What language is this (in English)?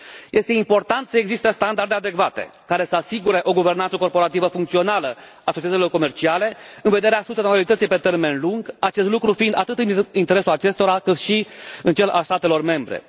Romanian